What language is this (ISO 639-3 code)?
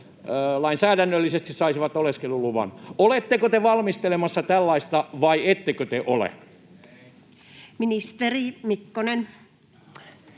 fin